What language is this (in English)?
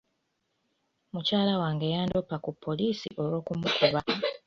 Ganda